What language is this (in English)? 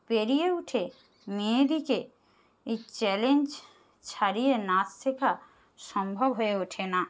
Bangla